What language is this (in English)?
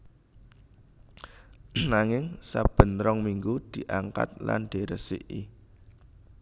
Javanese